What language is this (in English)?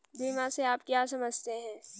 Hindi